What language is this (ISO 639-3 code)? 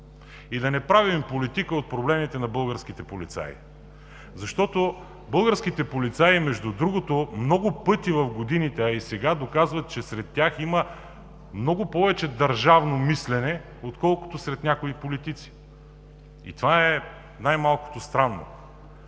bul